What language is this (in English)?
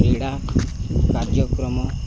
Odia